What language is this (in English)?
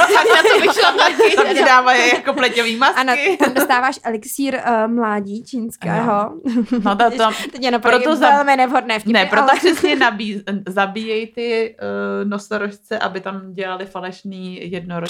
Czech